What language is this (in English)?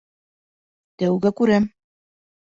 Bashkir